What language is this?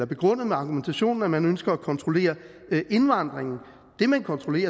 Danish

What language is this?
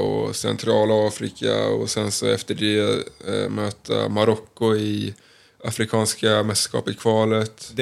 Swedish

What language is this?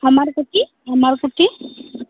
Santali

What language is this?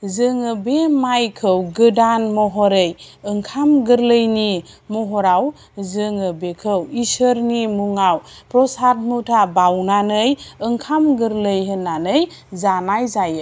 Bodo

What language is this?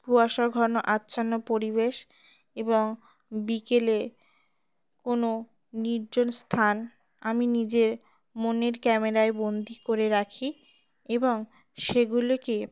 Bangla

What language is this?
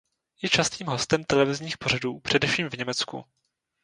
Czech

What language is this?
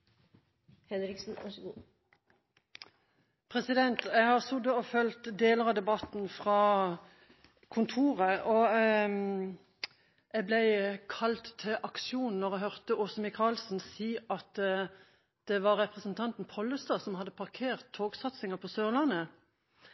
Norwegian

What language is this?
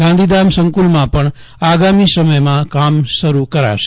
Gujarati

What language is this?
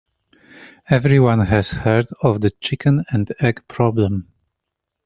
English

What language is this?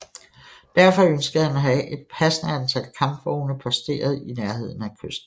Danish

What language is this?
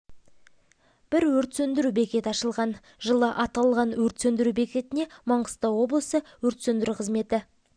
Kazakh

